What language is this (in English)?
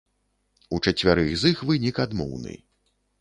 Belarusian